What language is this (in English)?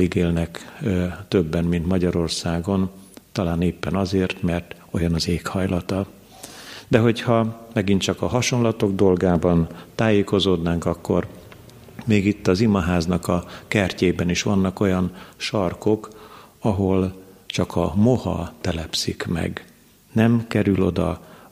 Hungarian